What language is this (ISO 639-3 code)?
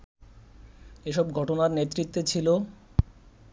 ben